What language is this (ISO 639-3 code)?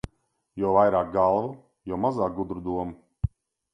lav